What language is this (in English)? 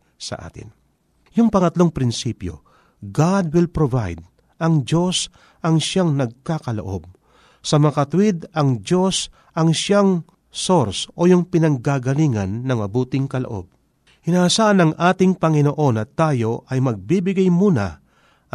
Filipino